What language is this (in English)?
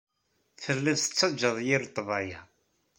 Kabyle